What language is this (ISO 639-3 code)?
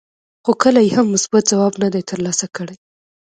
pus